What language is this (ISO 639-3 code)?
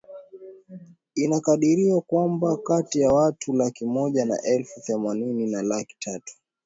swa